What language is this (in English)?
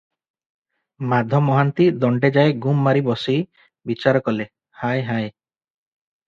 Odia